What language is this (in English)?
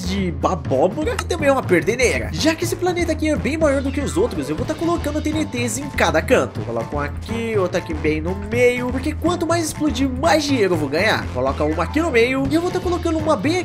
Portuguese